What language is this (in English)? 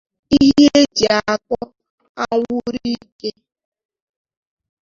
Igbo